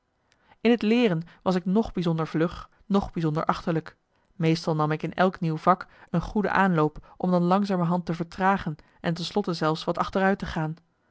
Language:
Dutch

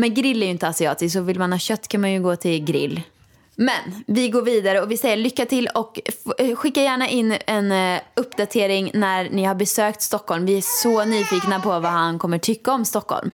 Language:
Swedish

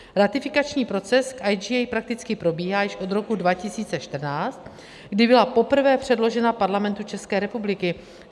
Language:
Czech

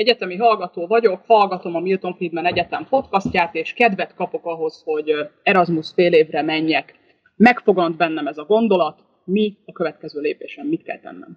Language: Hungarian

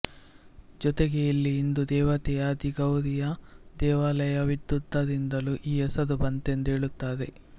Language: Kannada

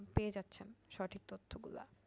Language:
Bangla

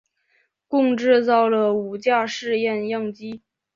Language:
Chinese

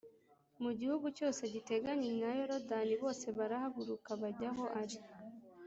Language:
Kinyarwanda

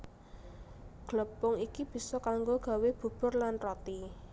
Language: Javanese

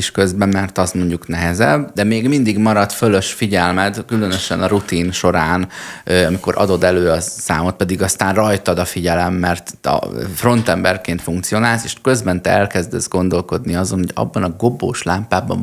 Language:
Hungarian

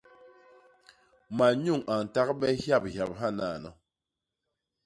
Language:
Basaa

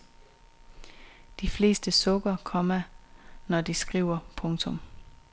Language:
Danish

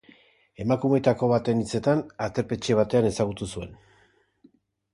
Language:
Basque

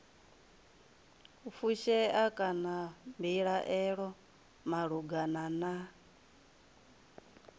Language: Venda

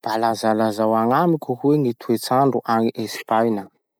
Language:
Masikoro Malagasy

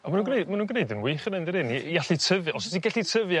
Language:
Welsh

